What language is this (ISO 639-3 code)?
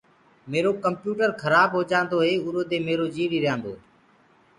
ggg